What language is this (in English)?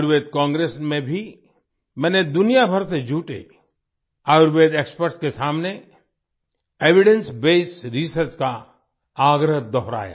Hindi